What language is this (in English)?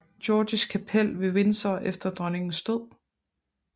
Danish